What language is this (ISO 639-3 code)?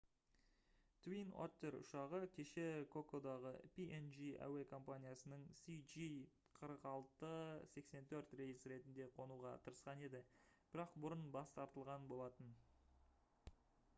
kaz